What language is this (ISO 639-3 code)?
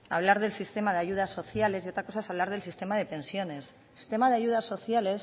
spa